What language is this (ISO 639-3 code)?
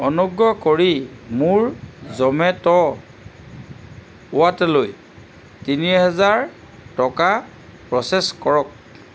asm